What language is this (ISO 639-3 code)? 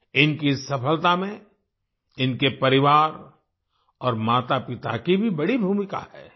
hin